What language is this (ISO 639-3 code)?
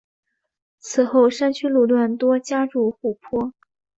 zho